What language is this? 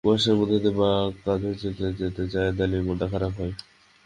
Bangla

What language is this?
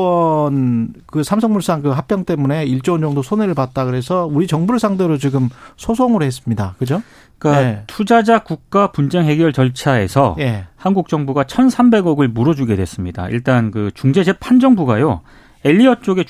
Korean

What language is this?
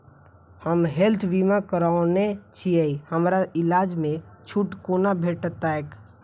Maithili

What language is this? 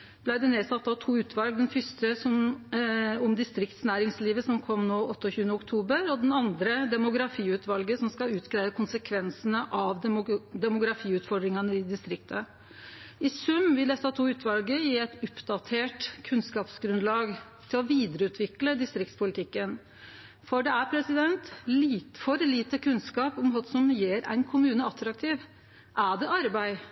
Norwegian Nynorsk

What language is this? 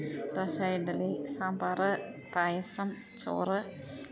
Malayalam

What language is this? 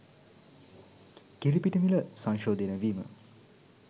Sinhala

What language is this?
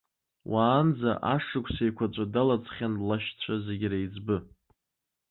Abkhazian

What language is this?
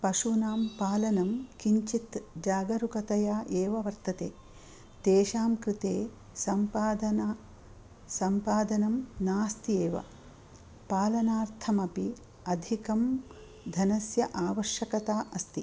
Sanskrit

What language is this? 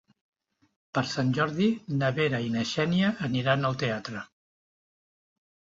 Catalan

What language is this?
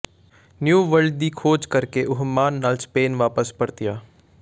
Punjabi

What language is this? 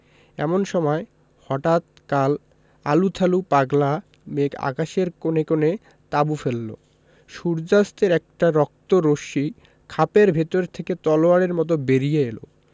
Bangla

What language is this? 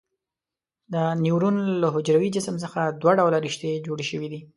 Pashto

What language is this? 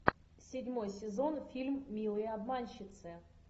Russian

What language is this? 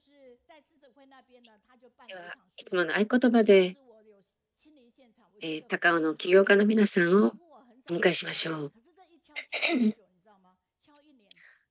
Japanese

